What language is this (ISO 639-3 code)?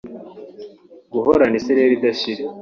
kin